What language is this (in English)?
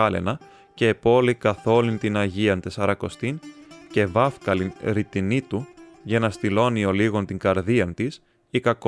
Greek